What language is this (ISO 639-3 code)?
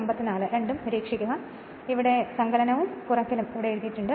mal